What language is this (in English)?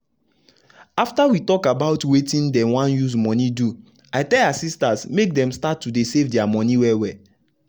Nigerian Pidgin